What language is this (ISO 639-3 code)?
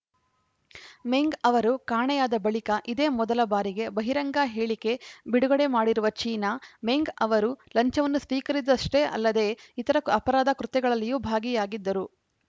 kan